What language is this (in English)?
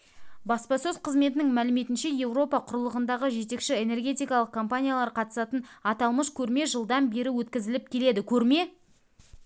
Kazakh